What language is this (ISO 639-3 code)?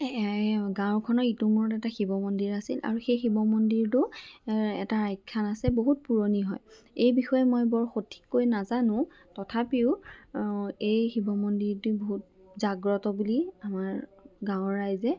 asm